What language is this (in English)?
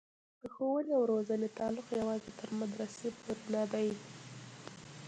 Pashto